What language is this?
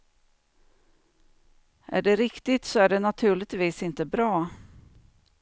Swedish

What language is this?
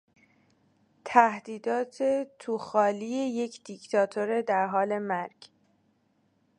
Persian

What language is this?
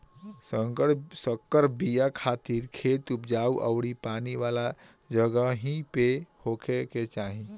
Bhojpuri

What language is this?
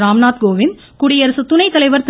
Tamil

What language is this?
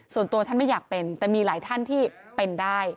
Thai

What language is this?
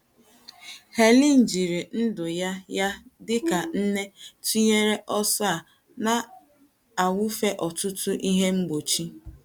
Igbo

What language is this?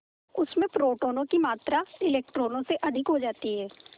Hindi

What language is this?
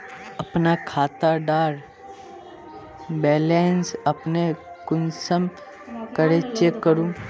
Magahi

